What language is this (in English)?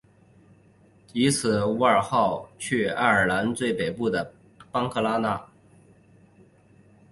Chinese